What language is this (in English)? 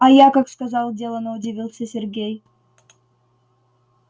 Russian